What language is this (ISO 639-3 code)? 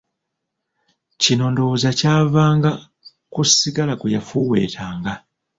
lug